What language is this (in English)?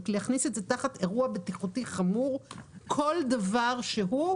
Hebrew